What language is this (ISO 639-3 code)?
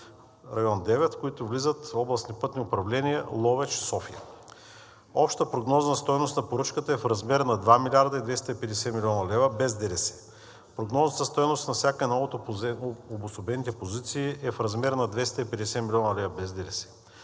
bul